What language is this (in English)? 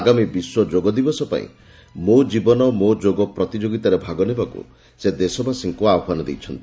Odia